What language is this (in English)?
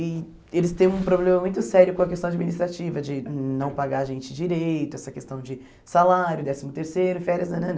Portuguese